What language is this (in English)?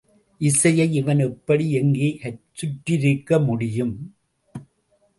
Tamil